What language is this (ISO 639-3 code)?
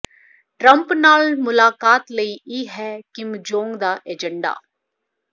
pan